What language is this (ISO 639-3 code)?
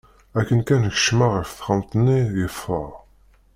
kab